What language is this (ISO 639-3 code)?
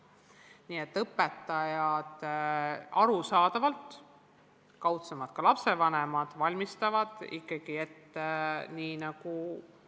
est